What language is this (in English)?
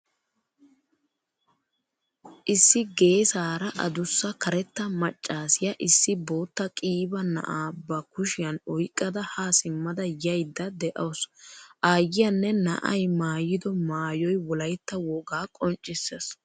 Wolaytta